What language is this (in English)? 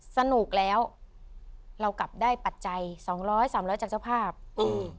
Thai